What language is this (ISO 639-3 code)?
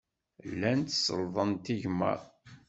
kab